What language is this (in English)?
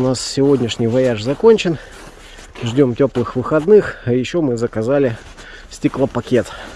Russian